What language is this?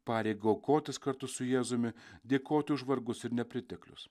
Lithuanian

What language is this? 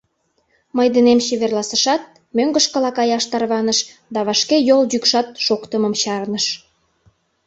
Mari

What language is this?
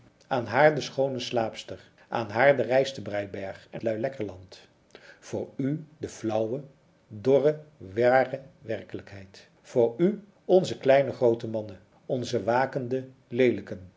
Dutch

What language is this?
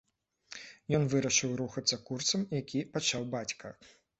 Belarusian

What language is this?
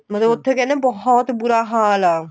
Punjabi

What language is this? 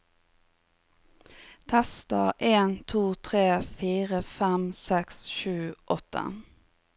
Norwegian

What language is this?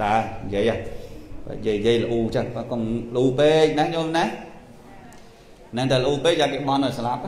Vietnamese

